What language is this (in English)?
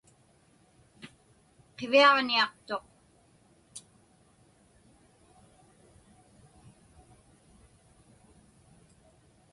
Inupiaq